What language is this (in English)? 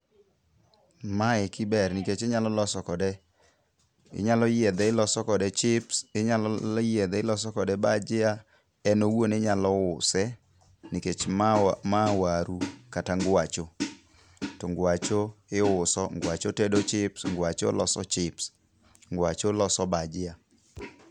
Luo (Kenya and Tanzania)